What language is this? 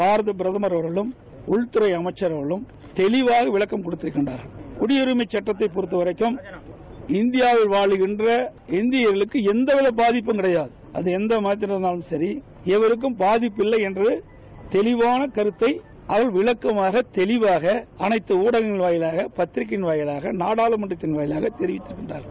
Tamil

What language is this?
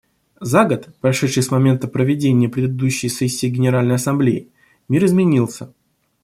Russian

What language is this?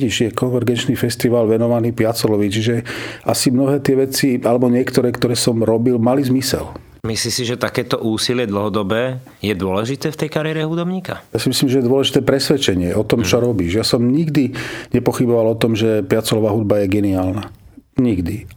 Slovak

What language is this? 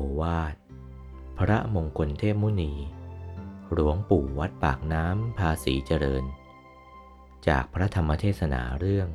Thai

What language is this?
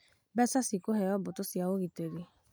Kikuyu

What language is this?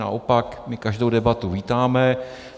Czech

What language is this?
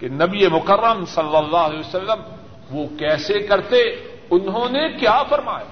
Urdu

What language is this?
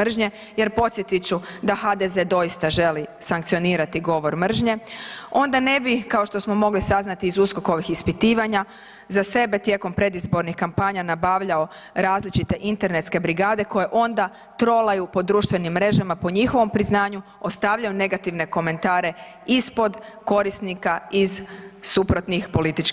Croatian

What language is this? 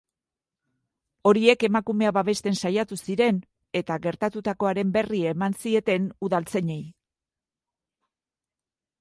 Basque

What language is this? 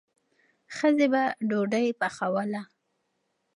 Pashto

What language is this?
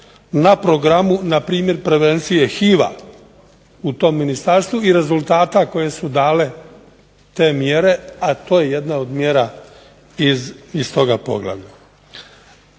Croatian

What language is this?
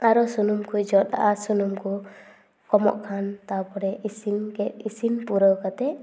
Santali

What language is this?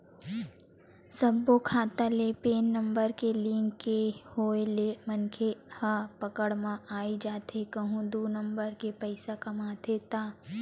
Chhattisgarhi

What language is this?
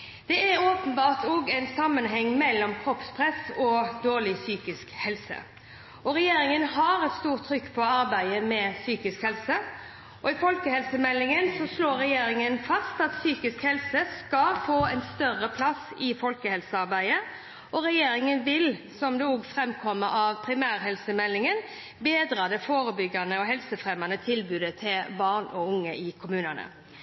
Norwegian Bokmål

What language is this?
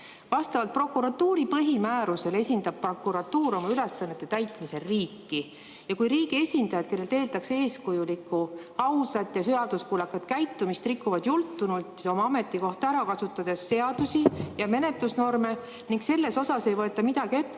Estonian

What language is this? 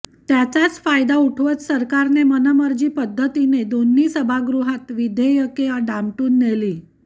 Marathi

